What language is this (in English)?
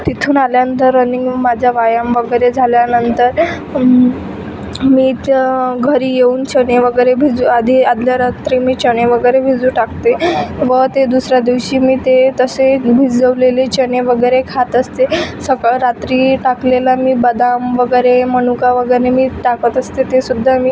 Marathi